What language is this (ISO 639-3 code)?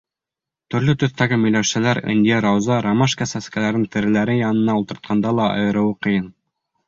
bak